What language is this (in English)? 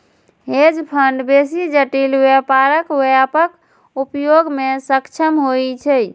Maithili